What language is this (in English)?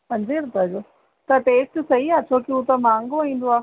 Sindhi